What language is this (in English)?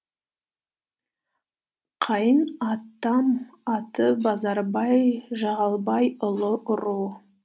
Kazakh